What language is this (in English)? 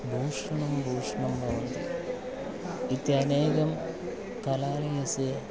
Sanskrit